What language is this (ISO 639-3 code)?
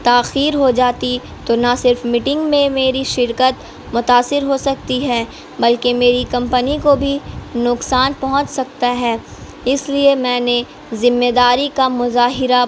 urd